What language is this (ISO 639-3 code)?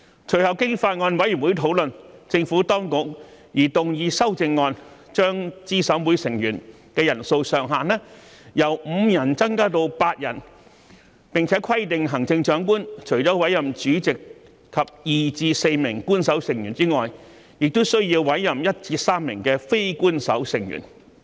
yue